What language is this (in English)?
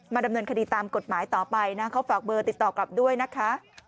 Thai